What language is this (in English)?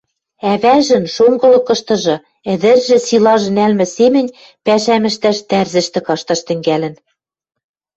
Western Mari